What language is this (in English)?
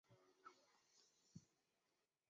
Chinese